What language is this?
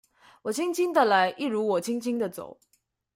Chinese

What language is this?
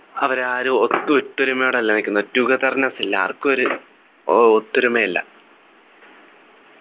Malayalam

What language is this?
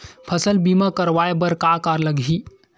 Chhattisgarhi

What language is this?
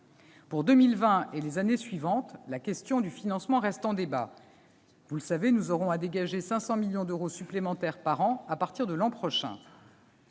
French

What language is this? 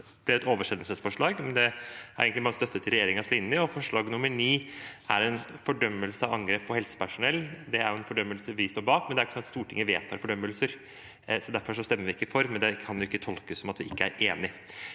Norwegian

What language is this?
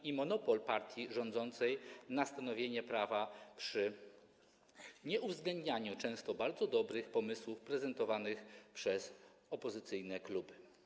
Polish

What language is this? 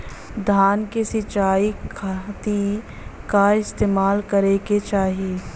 Bhojpuri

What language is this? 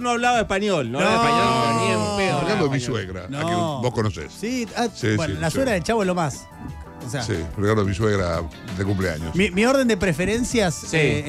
Spanish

